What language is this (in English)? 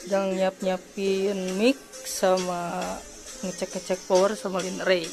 Indonesian